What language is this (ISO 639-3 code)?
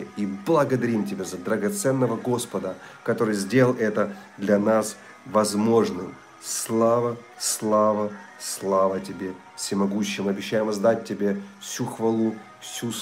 rus